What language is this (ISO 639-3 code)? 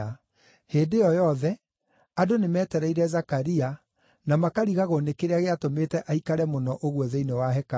kik